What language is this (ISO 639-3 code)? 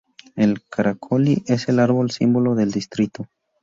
spa